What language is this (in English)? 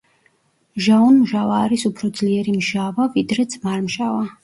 Georgian